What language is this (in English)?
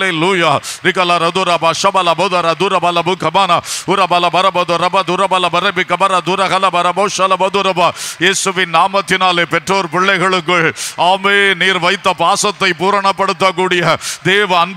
Romanian